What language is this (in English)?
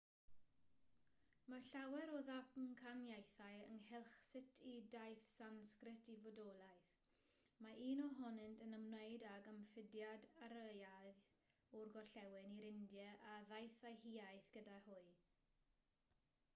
Welsh